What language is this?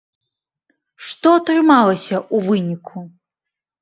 Belarusian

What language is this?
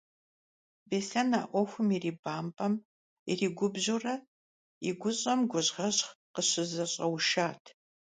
Kabardian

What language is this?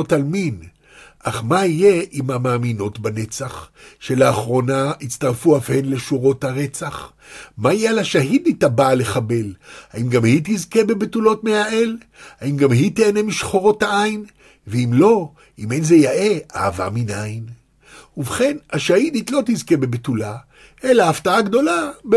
Hebrew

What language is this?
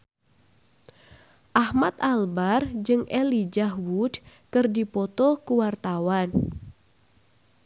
Sundanese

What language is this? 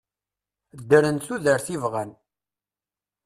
Kabyle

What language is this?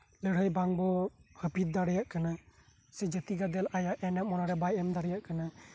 Santali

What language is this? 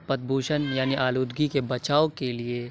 Urdu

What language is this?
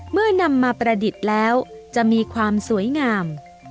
Thai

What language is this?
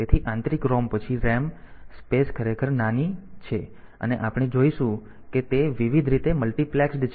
Gujarati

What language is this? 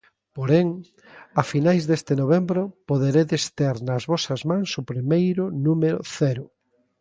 Galician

